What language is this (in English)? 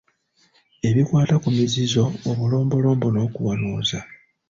Ganda